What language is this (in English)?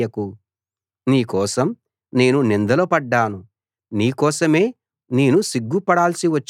Telugu